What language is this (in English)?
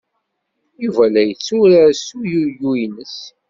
Kabyle